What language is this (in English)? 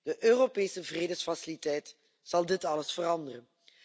Dutch